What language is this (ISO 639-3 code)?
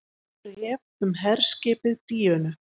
isl